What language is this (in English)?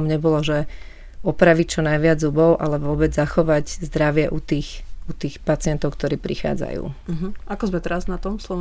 Slovak